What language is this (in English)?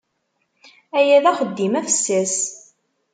Kabyle